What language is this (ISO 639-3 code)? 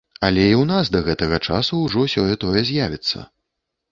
bel